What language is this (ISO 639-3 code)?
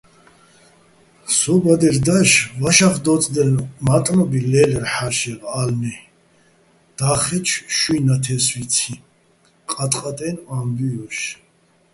bbl